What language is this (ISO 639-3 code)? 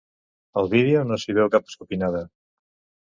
cat